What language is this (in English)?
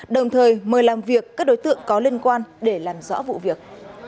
Vietnamese